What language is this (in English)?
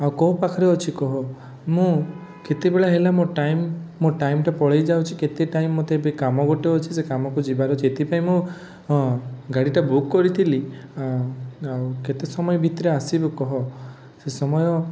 Odia